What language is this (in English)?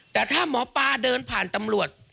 Thai